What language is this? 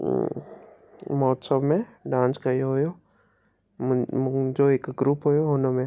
Sindhi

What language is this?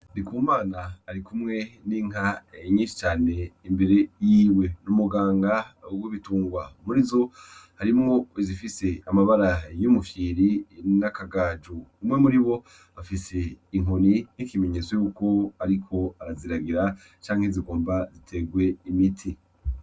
Rundi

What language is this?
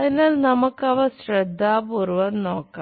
Malayalam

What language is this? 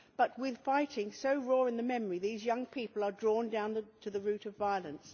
English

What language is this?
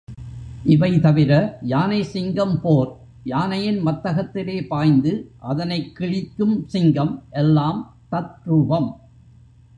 Tamil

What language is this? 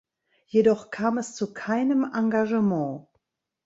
German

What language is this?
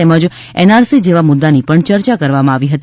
Gujarati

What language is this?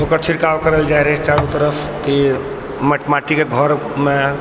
Maithili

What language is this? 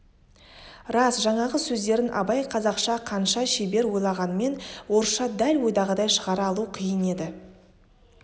Kazakh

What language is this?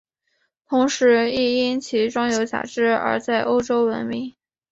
Chinese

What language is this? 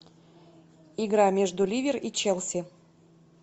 Russian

